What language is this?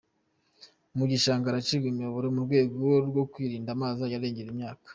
Kinyarwanda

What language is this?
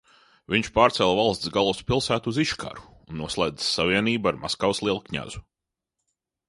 Latvian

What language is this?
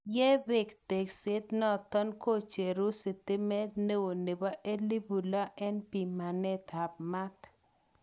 Kalenjin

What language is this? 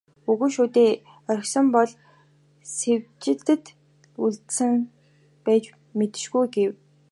Mongolian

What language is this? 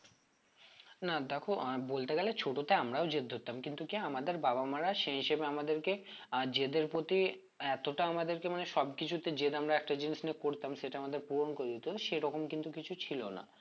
Bangla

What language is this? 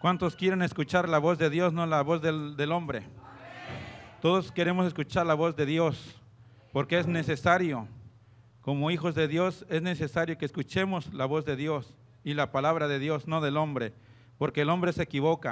Spanish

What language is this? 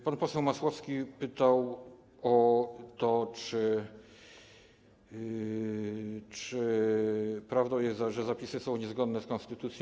Polish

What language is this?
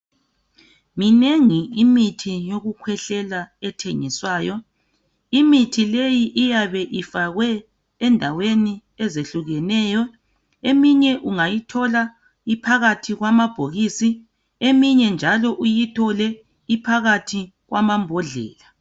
North Ndebele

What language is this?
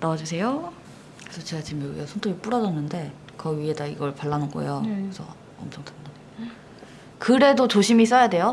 Korean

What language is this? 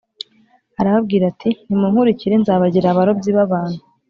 Kinyarwanda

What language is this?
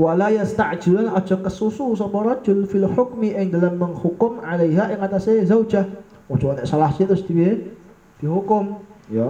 Indonesian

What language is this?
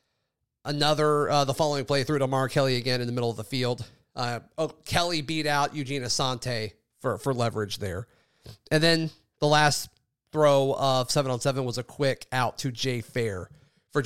English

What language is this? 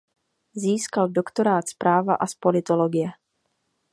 Czech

